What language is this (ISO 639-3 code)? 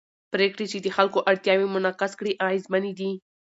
pus